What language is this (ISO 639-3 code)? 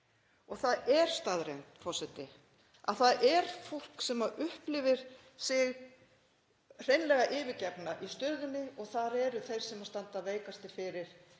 isl